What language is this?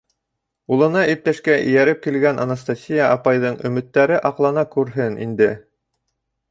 Bashkir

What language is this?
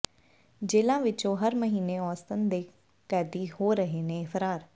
Punjabi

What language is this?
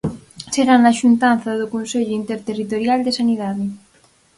Galician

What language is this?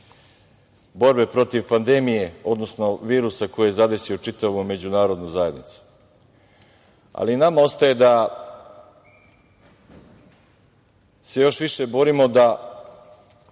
Serbian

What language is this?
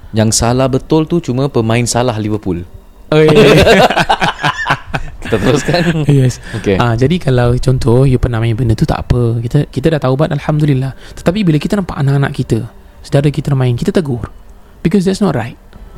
Malay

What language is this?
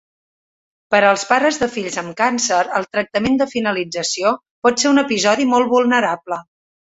Catalan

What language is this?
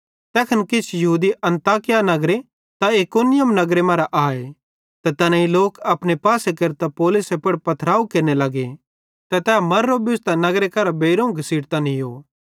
Bhadrawahi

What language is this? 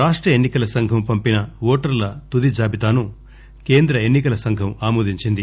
Telugu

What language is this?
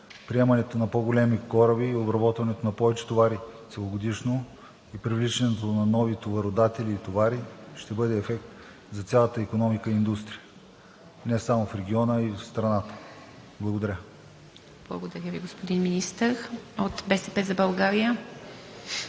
Bulgarian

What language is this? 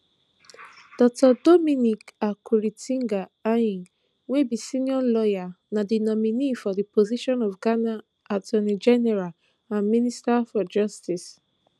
Nigerian Pidgin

